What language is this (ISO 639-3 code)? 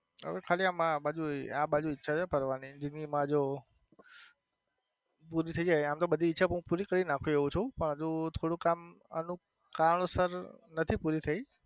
guj